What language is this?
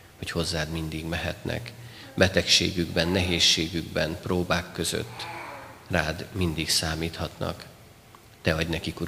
Hungarian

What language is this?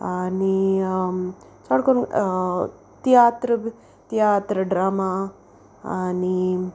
Konkani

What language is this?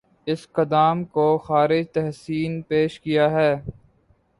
Urdu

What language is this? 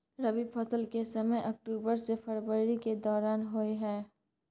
Maithili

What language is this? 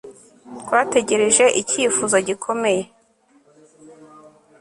Kinyarwanda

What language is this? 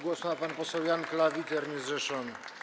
Polish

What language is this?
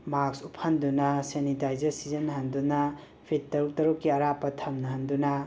Manipuri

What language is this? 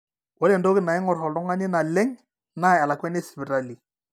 Masai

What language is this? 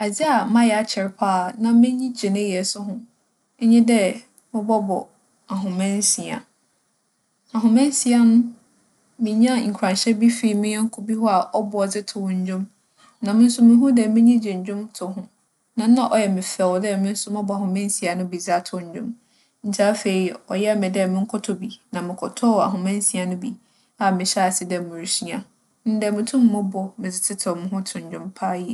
Akan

